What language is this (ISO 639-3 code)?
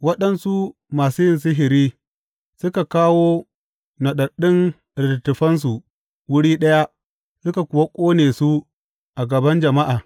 hau